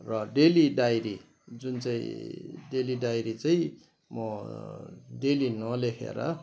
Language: Nepali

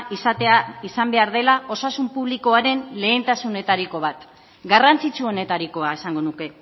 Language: Basque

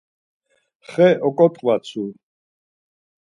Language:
Laz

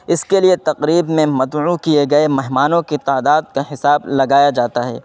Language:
Urdu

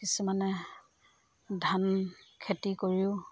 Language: Assamese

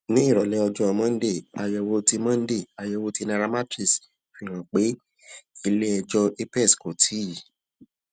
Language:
Yoruba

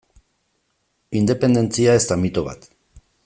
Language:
Basque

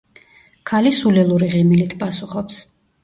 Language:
Georgian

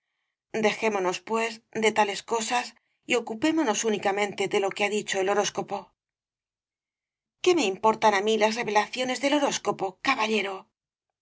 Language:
Spanish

